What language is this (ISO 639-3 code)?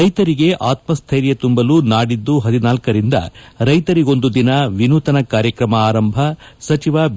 kan